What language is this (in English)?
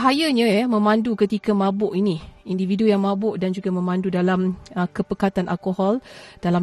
Malay